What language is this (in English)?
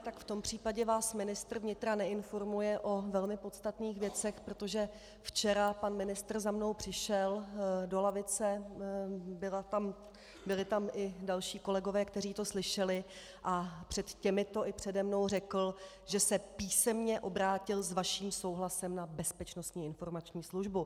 Czech